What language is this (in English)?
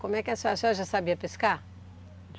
Portuguese